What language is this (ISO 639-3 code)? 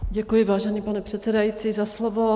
ces